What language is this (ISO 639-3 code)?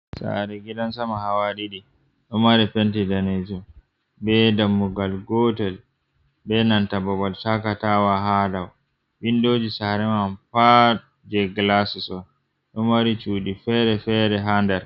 ful